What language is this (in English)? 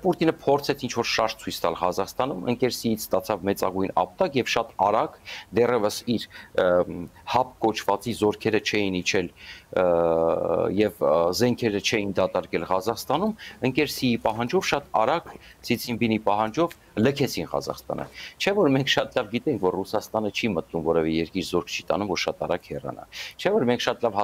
Romanian